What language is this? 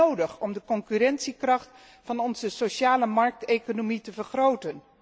Dutch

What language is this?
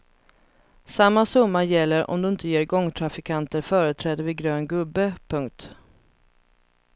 Swedish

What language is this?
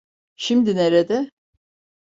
Turkish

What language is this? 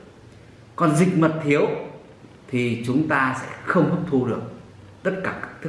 Vietnamese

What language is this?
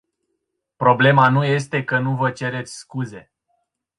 Romanian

